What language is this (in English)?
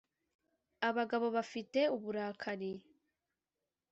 Kinyarwanda